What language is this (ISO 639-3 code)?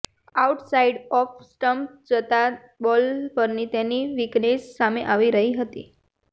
guj